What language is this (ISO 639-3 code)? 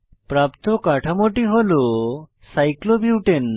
ben